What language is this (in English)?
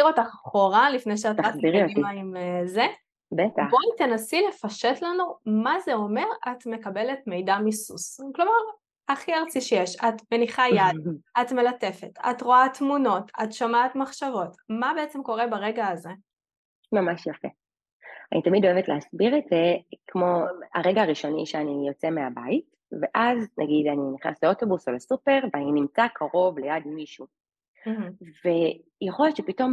Hebrew